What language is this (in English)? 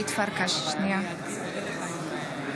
Hebrew